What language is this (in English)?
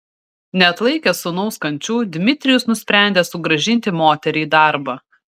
Lithuanian